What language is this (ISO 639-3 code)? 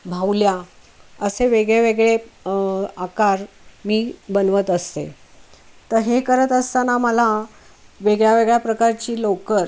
mar